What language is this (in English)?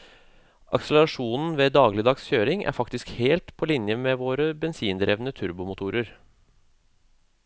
Norwegian